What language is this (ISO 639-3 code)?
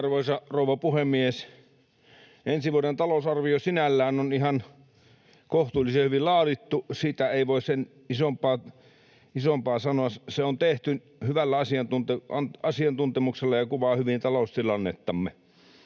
fin